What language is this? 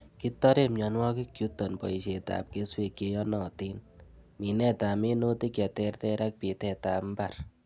Kalenjin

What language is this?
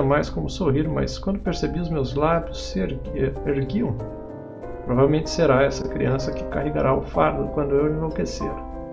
Portuguese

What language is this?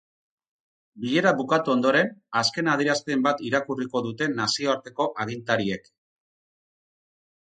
Basque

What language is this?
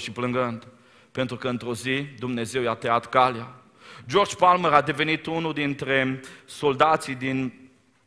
Romanian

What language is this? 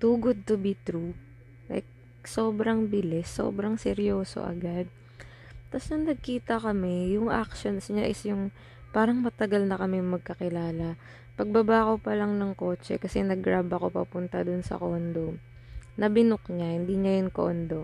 Filipino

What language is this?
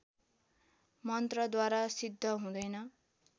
Nepali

